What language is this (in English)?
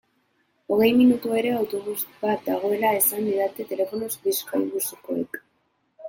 Basque